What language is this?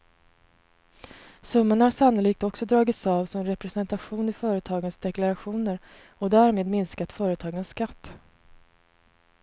Swedish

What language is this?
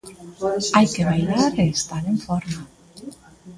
Galician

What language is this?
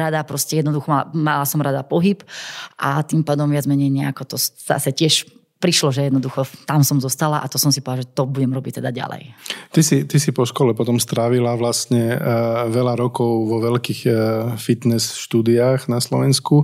Slovak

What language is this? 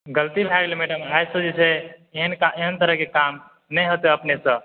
Maithili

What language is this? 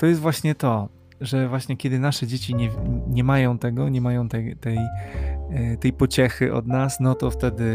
Polish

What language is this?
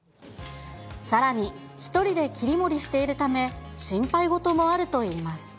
Japanese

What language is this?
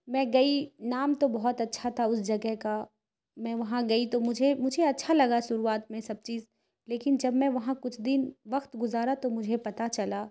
Urdu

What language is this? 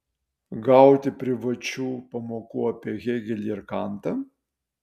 Lithuanian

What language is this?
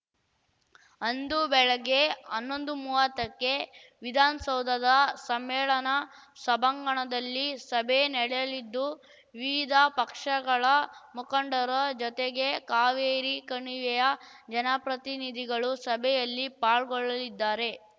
Kannada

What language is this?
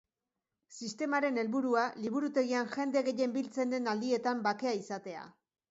Basque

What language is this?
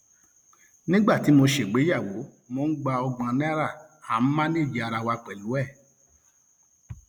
Yoruba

